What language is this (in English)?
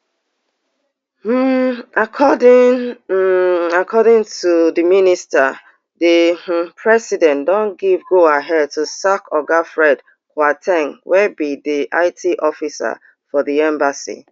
Nigerian Pidgin